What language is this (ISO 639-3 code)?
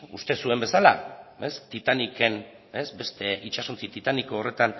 eus